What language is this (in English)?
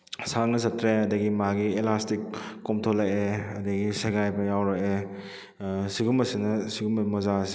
Manipuri